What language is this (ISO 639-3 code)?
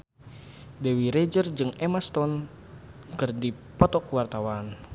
sun